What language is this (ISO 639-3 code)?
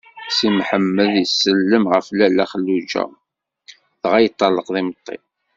kab